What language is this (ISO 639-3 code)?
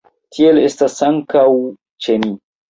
epo